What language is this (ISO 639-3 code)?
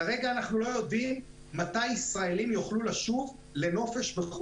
heb